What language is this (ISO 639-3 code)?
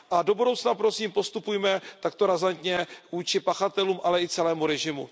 ces